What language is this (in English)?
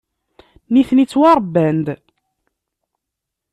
Kabyle